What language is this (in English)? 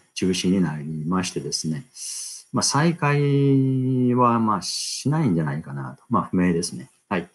Japanese